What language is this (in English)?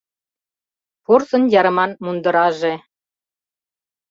Mari